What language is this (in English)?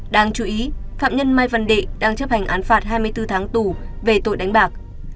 Vietnamese